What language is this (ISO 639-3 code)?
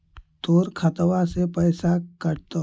mag